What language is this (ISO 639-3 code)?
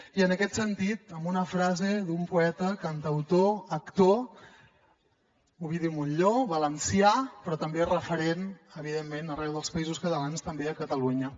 cat